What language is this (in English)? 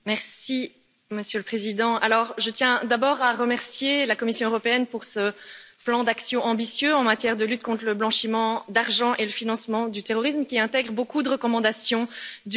French